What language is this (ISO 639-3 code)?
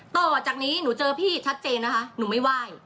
tha